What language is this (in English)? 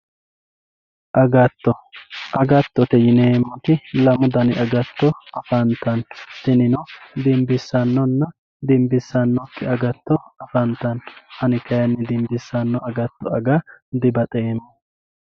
Sidamo